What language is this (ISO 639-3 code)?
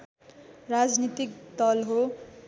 nep